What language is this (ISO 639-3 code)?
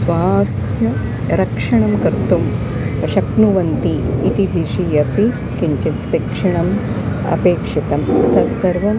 san